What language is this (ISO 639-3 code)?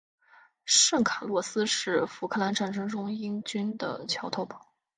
zho